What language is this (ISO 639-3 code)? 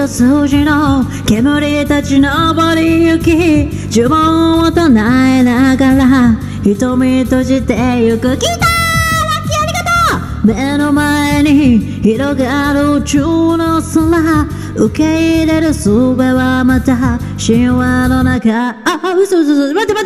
jpn